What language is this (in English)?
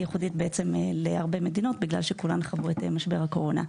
Hebrew